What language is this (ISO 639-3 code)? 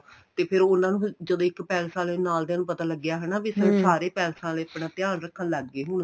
pan